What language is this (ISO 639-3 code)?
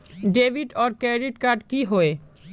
mag